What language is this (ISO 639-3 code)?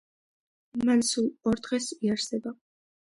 kat